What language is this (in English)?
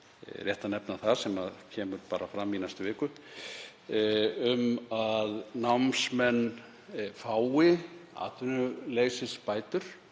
Icelandic